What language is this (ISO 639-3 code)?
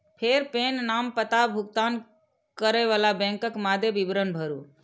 mai